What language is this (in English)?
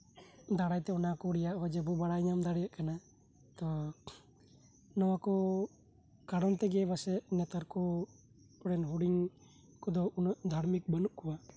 Santali